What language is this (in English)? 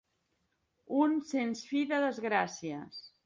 Catalan